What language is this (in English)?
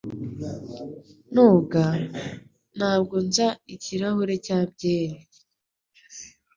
Kinyarwanda